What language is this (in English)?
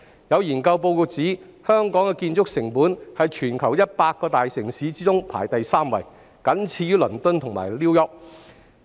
Cantonese